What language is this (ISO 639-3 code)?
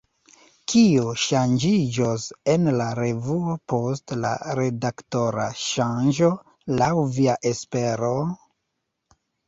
epo